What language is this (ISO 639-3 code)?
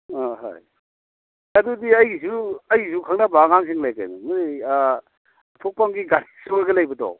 mni